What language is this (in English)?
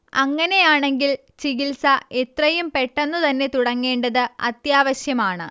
Malayalam